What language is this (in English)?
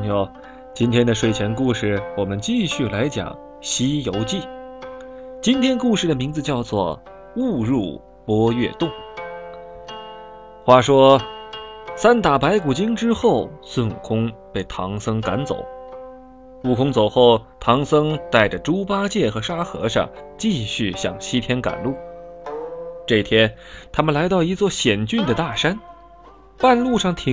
Chinese